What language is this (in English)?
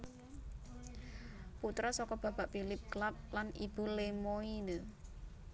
Javanese